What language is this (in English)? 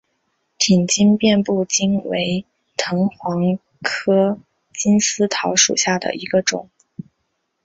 Chinese